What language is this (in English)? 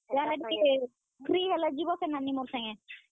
Odia